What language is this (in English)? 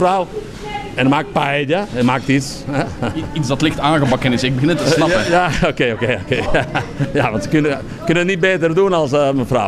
Dutch